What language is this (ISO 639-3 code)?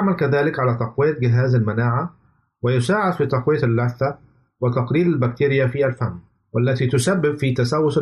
ara